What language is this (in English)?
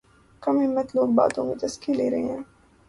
Urdu